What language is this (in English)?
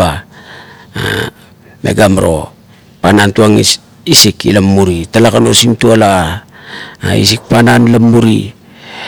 Kuot